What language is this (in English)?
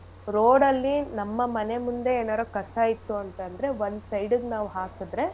Kannada